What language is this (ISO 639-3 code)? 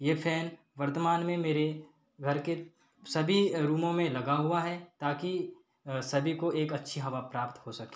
hin